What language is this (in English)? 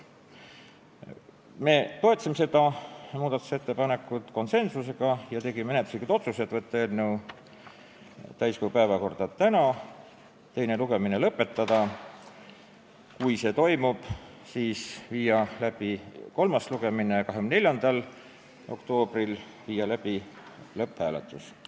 Estonian